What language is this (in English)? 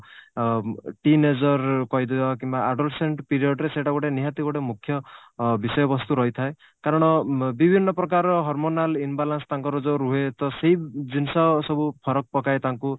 Odia